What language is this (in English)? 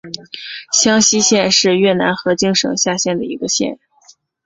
Chinese